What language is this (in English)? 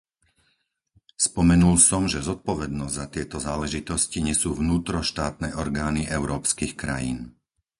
Slovak